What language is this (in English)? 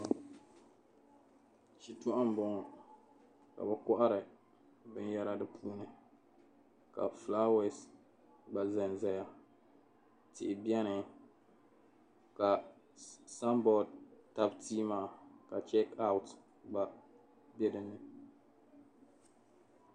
Dagbani